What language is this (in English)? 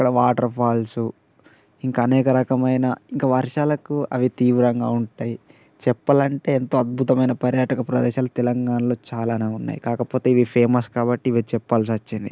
Telugu